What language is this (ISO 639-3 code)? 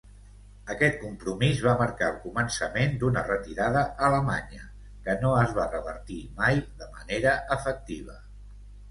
cat